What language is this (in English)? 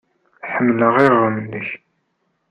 Kabyle